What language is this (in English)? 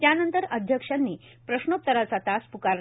Marathi